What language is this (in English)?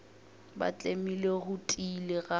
Northern Sotho